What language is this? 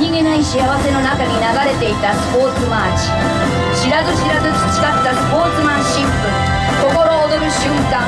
Japanese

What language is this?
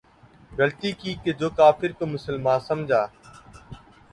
Urdu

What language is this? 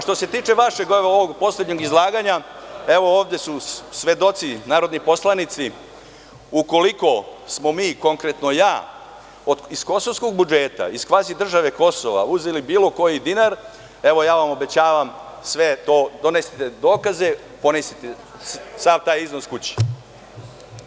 Serbian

